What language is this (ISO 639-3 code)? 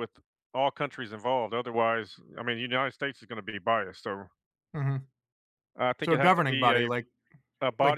eng